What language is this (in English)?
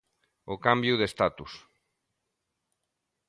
Galician